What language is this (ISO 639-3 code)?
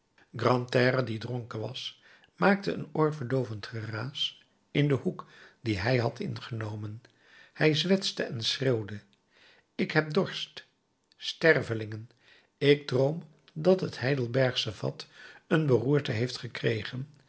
nld